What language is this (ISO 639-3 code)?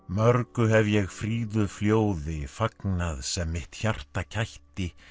isl